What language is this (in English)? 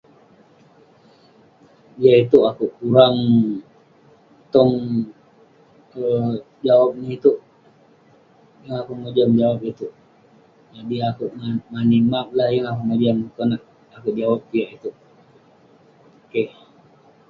Western Penan